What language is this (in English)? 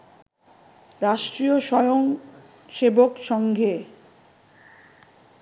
Bangla